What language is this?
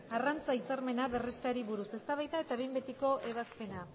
Basque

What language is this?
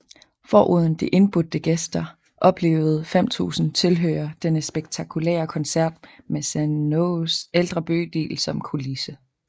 Danish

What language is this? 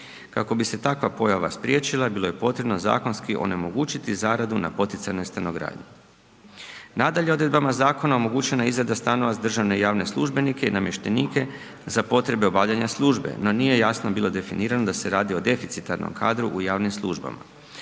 Croatian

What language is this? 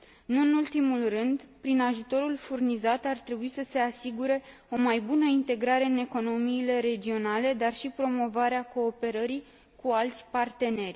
Romanian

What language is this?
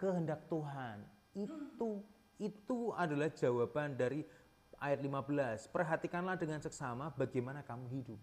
Indonesian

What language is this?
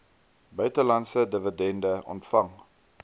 Afrikaans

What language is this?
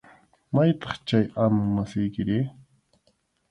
Arequipa-La Unión Quechua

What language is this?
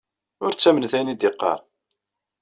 Kabyle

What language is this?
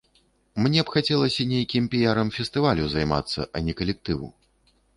Belarusian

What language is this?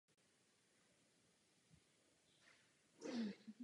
Czech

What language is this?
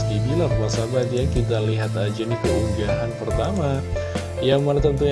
Indonesian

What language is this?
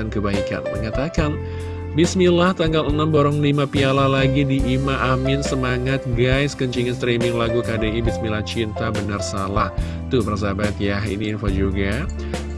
Indonesian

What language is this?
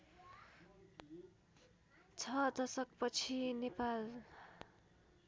Nepali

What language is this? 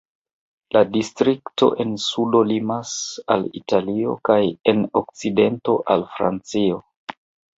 Esperanto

